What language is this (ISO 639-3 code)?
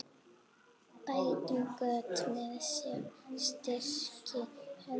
isl